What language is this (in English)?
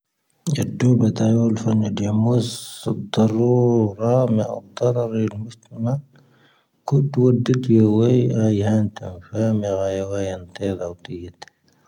Tahaggart Tamahaq